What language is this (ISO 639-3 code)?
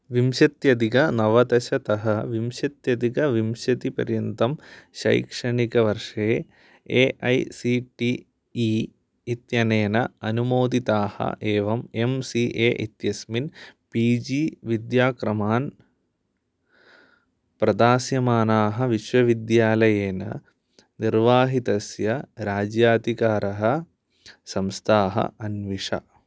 san